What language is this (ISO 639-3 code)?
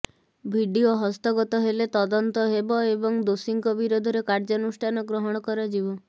ori